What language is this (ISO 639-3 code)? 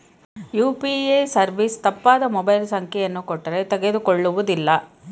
kan